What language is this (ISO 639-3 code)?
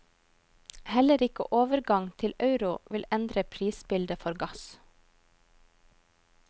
nor